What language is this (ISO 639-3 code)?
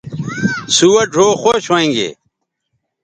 btv